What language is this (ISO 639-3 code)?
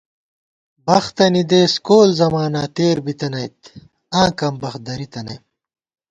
gwt